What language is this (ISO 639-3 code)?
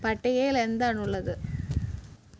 mal